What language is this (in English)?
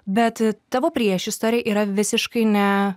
Lithuanian